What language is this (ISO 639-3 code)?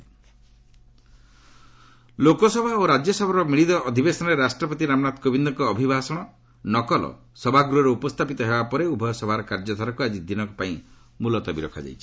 ori